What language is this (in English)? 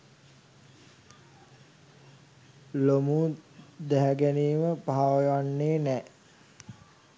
Sinhala